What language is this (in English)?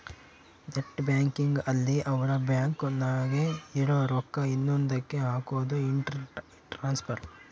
Kannada